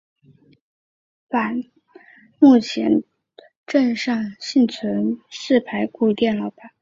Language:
Chinese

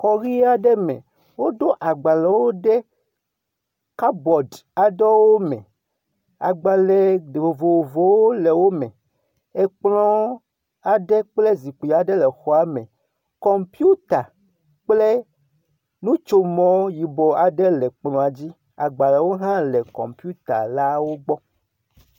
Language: Ewe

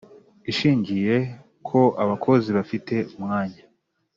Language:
Kinyarwanda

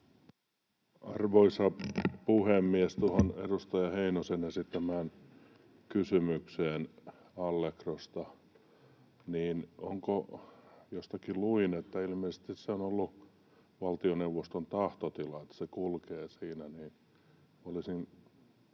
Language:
Finnish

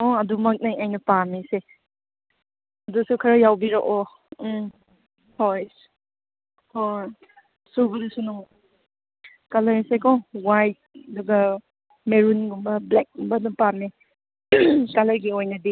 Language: Manipuri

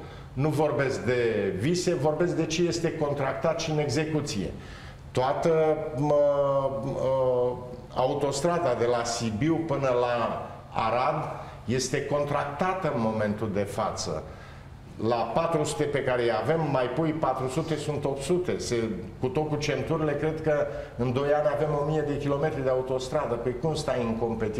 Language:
Romanian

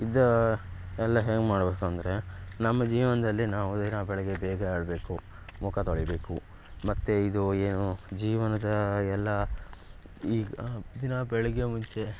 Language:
Kannada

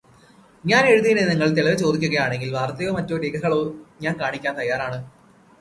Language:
Malayalam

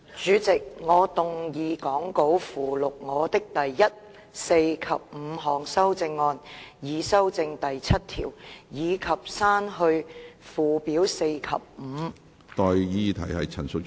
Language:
Cantonese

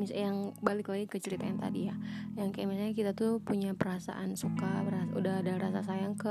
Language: Indonesian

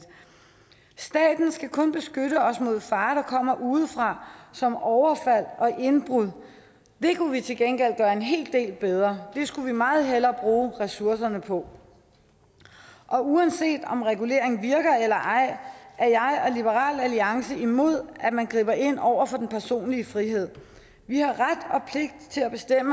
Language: Danish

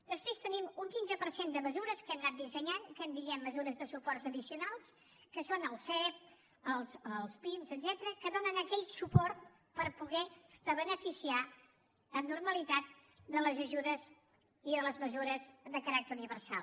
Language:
Catalan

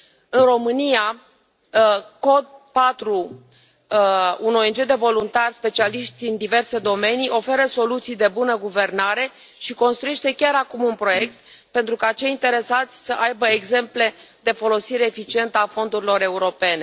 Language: Romanian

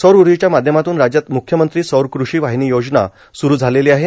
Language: Marathi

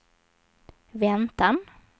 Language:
Swedish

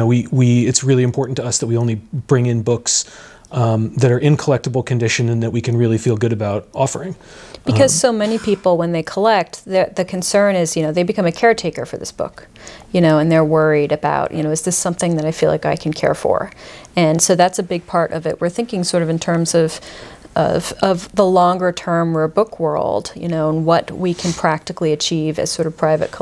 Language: English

